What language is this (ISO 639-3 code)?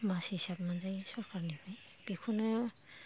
brx